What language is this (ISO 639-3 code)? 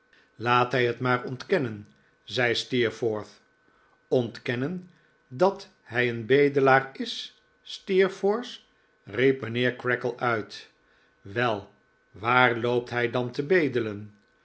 nld